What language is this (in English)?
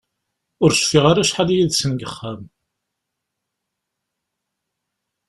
Kabyle